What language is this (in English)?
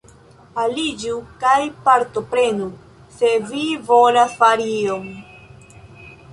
Esperanto